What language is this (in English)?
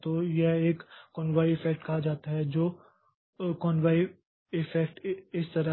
Hindi